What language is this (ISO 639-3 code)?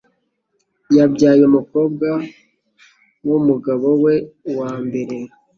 kin